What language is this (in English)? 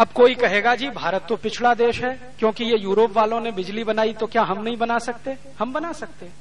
Hindi